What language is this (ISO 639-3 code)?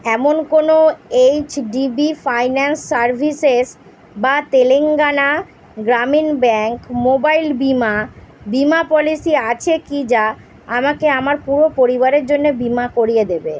ben